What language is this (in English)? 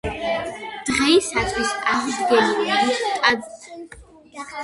Georgian